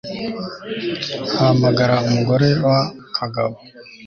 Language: Kinyarwanda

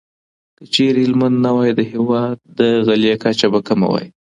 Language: Pashto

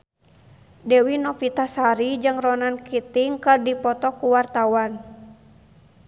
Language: Sundanese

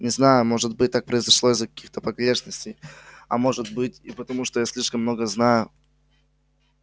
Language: Russian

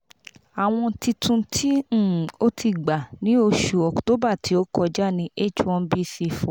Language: Yoruba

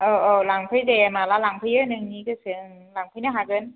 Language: Bodo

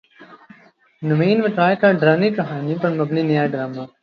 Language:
Urdu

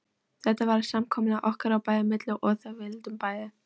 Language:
Icelandic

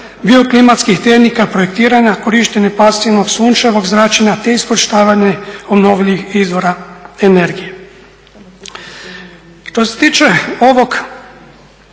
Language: Croatian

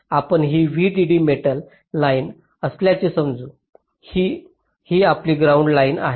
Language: Marathi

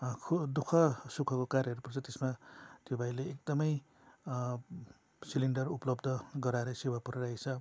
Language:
Nepali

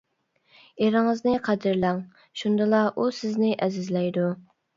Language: Uyghur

